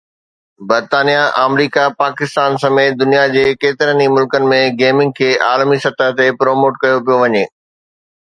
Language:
Sindhi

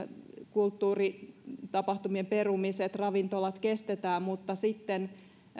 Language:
Finnish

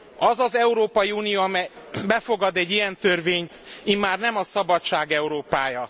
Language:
Hungarian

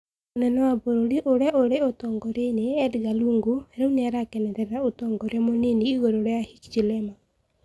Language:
Kikuyu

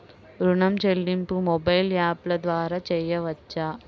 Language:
Telugu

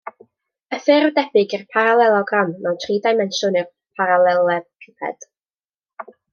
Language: Welsh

